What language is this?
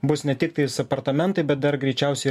Lithuanian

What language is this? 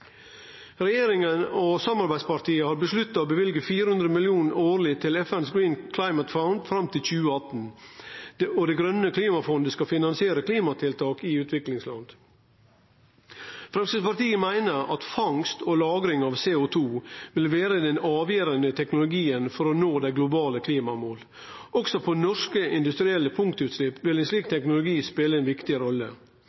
Norwegian Nynorsk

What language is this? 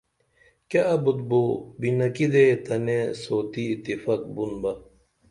Dameli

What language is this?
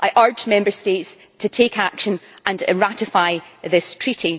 English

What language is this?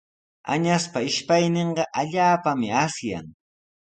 Sihuas Ancash Quechua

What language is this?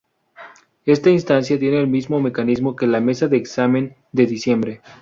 Spanish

